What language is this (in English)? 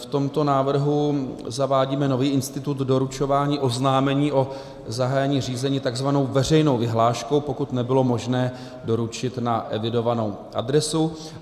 Czech